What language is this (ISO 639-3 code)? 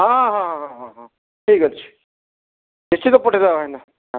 ori